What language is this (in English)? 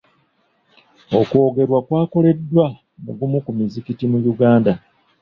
Ganda